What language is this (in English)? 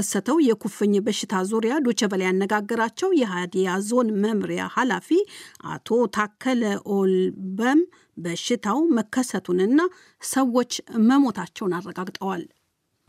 Amharic